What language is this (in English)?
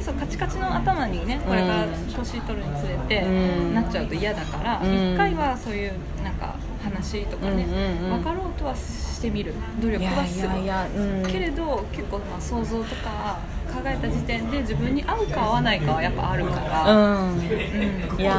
Japanese